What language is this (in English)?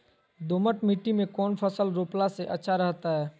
Magahi